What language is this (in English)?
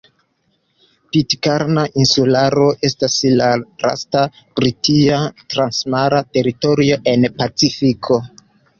Esperanto